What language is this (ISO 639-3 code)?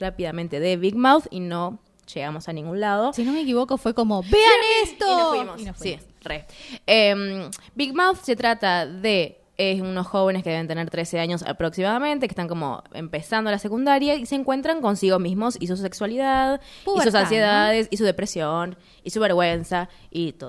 spa